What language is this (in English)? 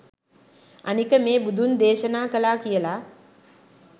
Sinhala